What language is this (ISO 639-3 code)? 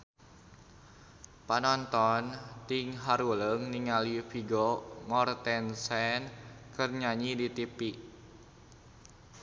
sun